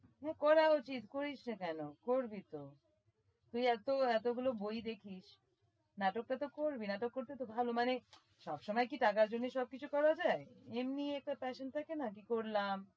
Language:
Bangla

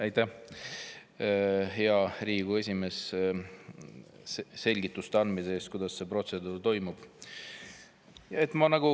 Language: Estonian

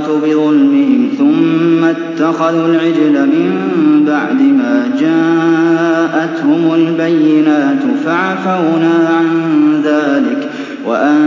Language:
Arabic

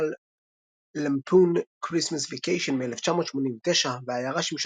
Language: Hebrew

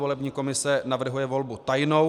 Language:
Czech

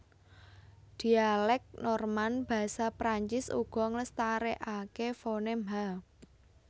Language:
Javanese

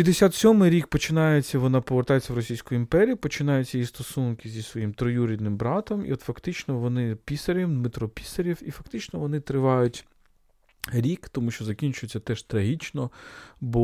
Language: Ukrainian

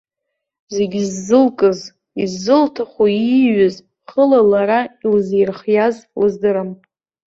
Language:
Abkhazian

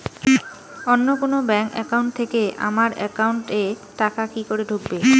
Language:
Bangla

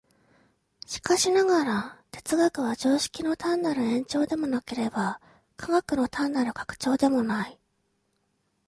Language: Japanese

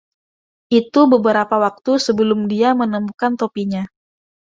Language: Indonesian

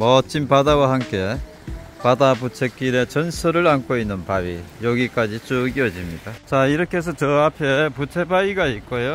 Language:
Korean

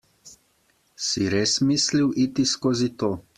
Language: Slovenian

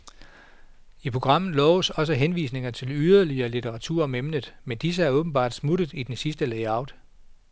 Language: Danish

